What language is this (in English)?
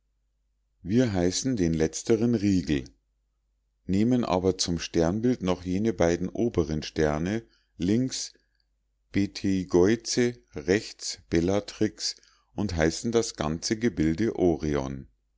German